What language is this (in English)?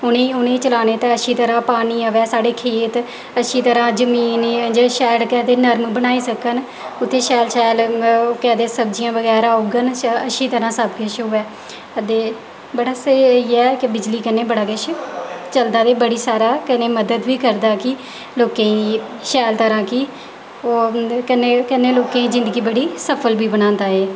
Dogri